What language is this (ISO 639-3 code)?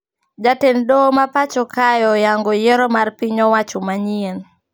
luo